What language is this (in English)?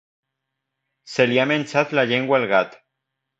Catalan